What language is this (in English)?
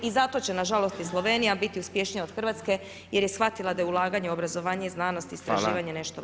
Croatian